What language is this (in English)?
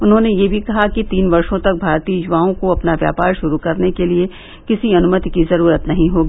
Hindi